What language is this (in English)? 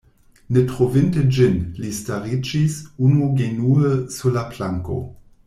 Esperanto